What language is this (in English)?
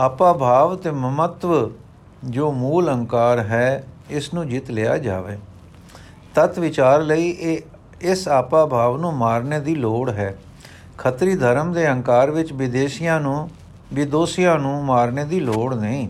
Punjabi